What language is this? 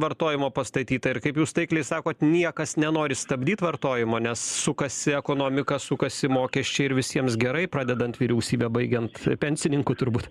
Lithuanian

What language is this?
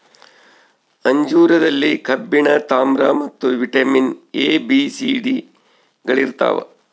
Kannada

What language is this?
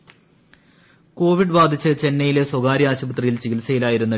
Malayalam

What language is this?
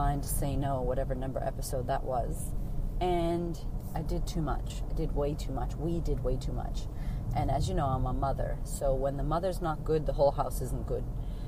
English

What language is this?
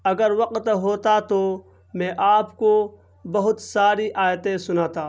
Urdu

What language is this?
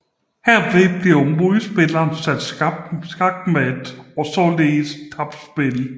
Danish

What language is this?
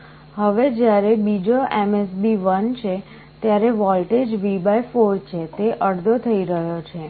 Gujarati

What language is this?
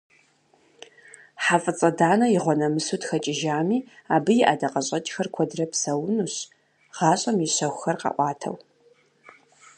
Kabardian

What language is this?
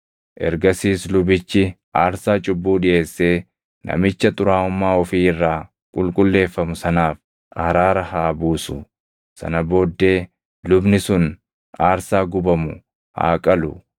Oromo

